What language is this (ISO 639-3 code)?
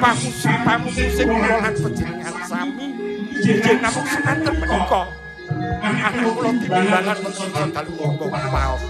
ind